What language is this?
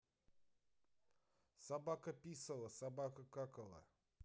Russian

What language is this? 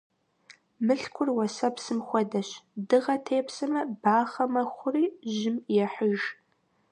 Kabardian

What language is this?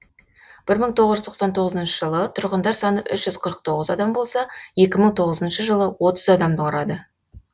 Kazakh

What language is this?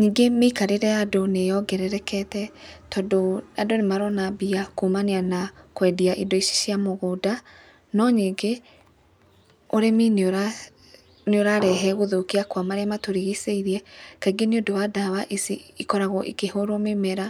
Kikuyu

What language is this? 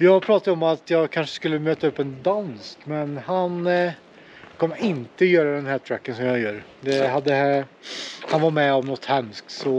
Swedish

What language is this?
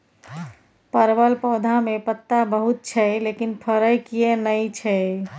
Maithili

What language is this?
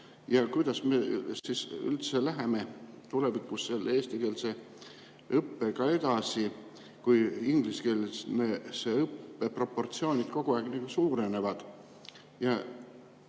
Estonian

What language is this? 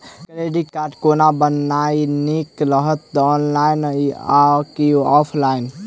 Maithili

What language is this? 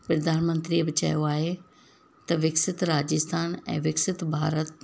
Sindhi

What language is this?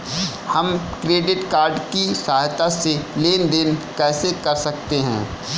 Hindi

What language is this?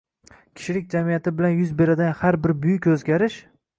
Uzbek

